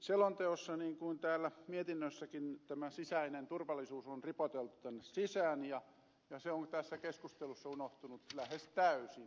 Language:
Finnish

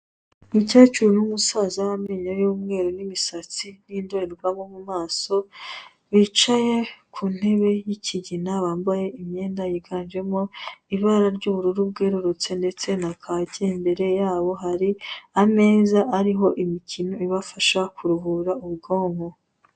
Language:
Kinyarwanda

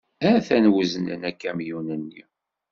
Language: Kabyle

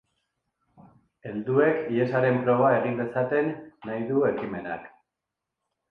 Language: Basque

